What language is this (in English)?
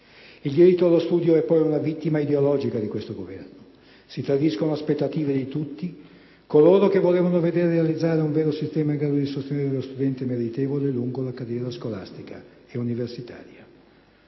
Italian